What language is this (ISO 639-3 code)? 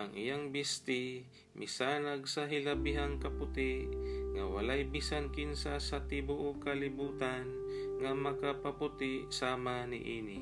fil